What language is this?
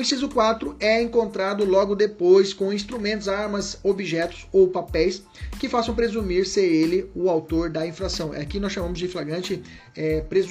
Portuguese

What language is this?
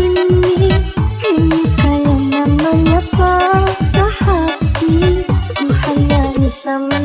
Indonesian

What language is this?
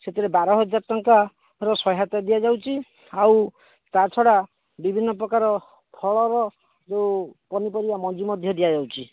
Odia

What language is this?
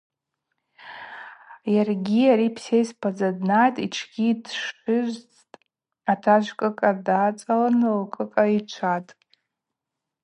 Abaza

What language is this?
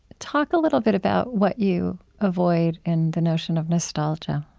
English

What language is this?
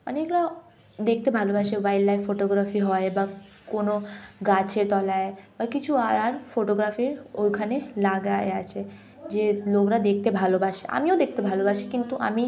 Bangla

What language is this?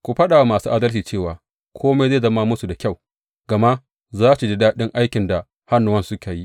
Hausa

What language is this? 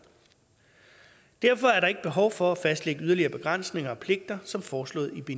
Danish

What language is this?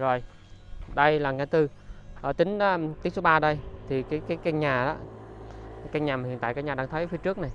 Vietnamese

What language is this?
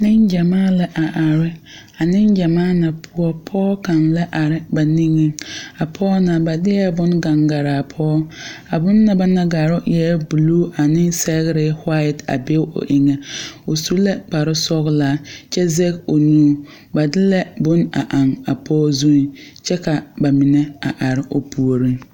Southern Dagaare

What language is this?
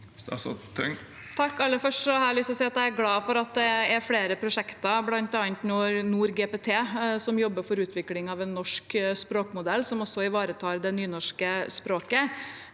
Norwegian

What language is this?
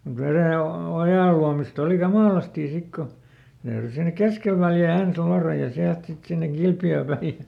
Finnish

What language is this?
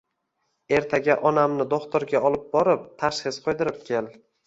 Uzbek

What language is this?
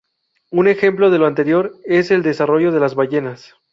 Spanish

